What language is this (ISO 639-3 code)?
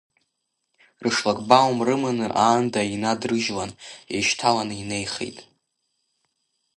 abk